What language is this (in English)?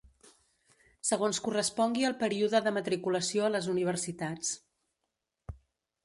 Catalan